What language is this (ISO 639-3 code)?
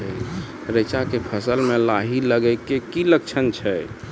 mai